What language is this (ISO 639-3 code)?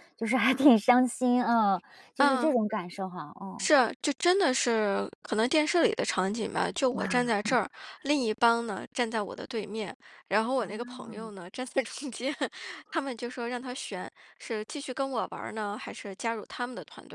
zho